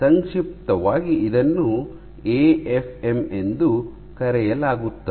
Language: Kannada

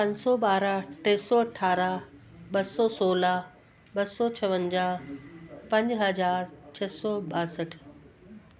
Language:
Sindhi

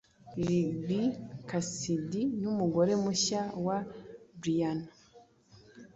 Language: Kinyarwanda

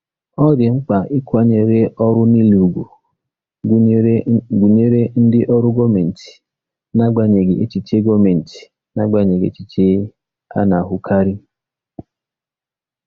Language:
Igbo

